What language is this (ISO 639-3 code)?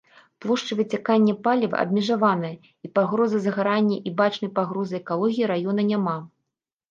bel